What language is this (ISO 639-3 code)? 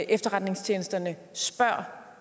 dan